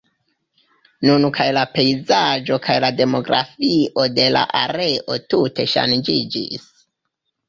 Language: Esperanto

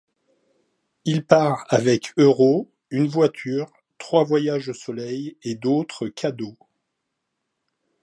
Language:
French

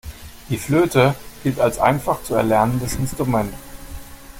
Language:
German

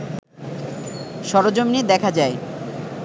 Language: Bangla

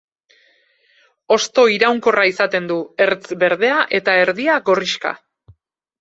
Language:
Basque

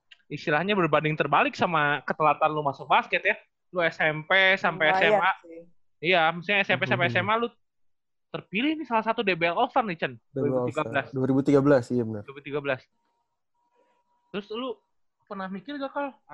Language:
Indonesian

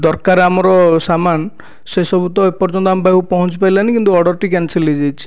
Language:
Odia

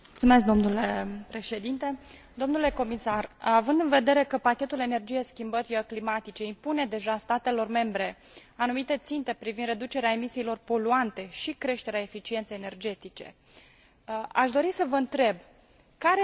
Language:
Romanian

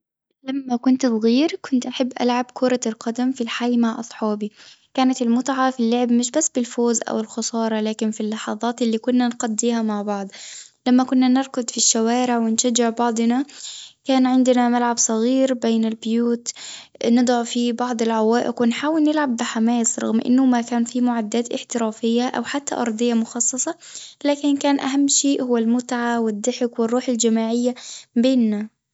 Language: Tunisian Arabic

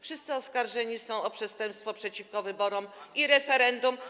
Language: Polish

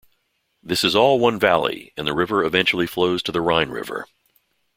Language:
English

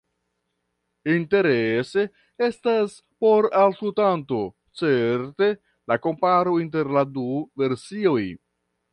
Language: Esperanto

